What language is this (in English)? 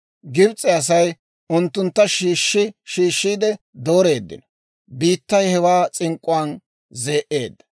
Dawro